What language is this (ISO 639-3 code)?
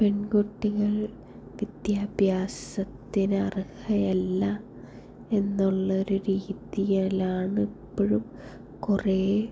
mal